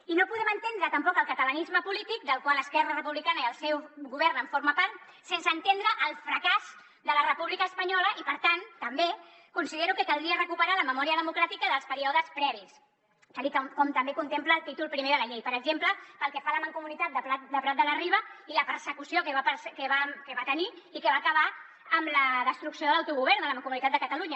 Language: Catalan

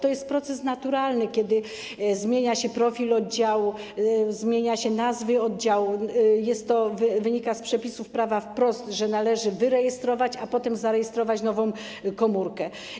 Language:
Polish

